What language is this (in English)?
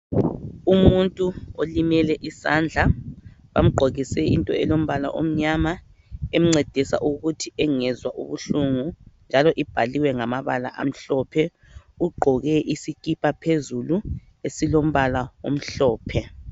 North Ndebele